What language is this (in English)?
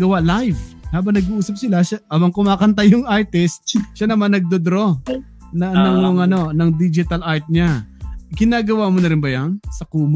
Filipino